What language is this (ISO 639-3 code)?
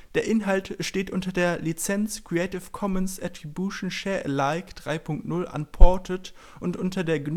deu